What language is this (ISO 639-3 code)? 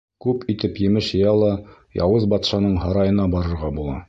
bak